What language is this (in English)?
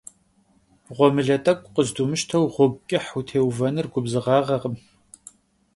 Kabardian